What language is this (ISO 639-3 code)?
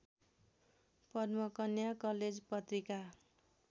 nep